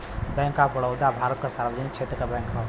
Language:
Bhojpuri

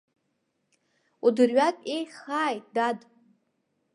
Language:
Abkhazian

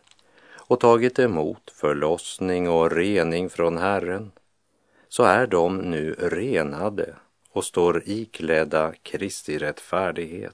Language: Swedish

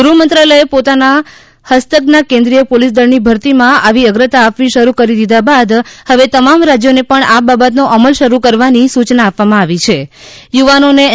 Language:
Gujarati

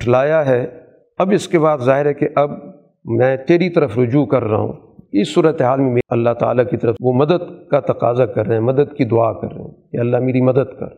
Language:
Urdu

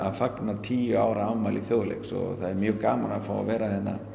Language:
Icelandic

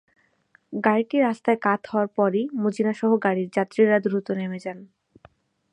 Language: Bangla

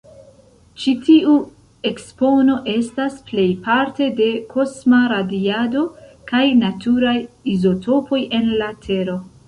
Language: Esperanto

